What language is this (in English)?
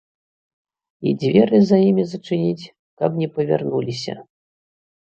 Belarusian